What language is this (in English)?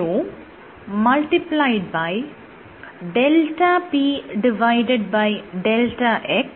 Malayalam